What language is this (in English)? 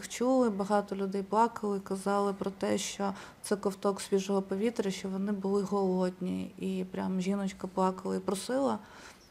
Ukrainian